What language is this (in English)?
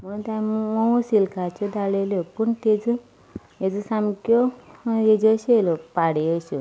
Konkani